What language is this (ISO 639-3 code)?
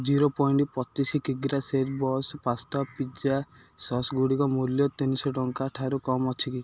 ori